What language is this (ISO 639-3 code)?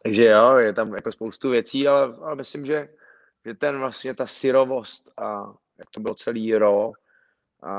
ces